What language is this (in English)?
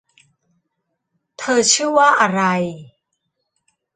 Thai